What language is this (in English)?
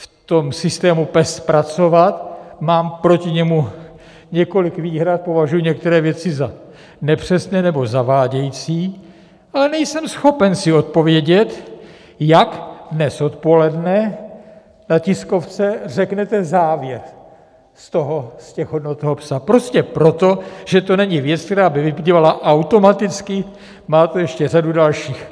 Czech